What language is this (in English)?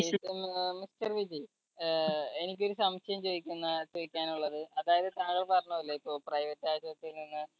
Malayalam